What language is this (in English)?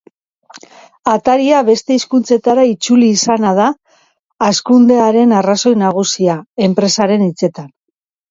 Basque